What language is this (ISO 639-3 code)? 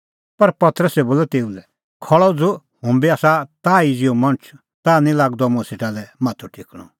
kfx